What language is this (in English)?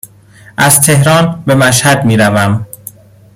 Persian